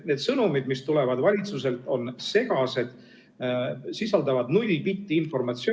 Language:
Estonian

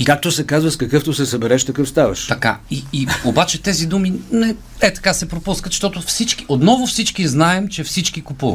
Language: Bulgarian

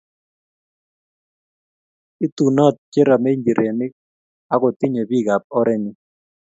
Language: Kalenjin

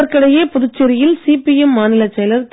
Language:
Tamil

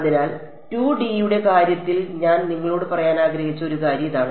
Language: Malayalam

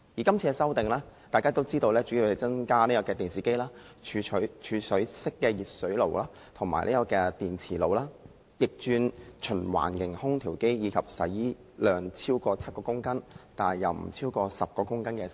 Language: Cantonese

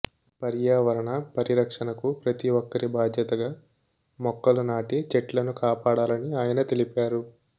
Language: Telugu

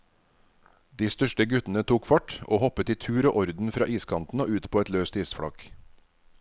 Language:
Norwegian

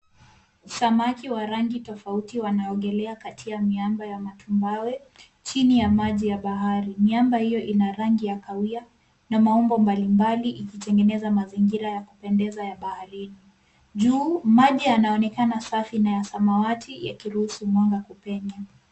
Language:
Swahili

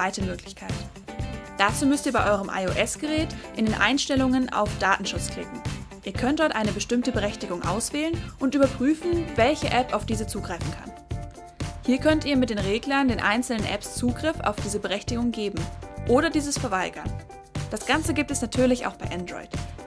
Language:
German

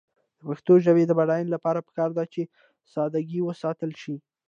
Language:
Pashto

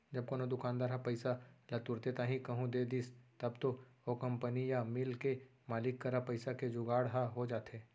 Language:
Chhattisgarhi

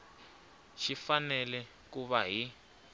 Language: Tsonga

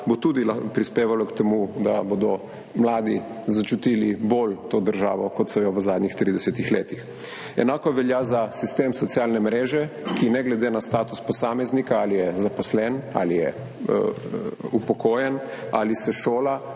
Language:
Slovenian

